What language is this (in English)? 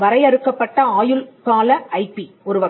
Tamil